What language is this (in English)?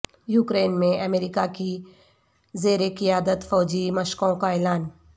Urdu